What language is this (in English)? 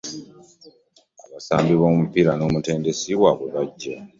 Ganda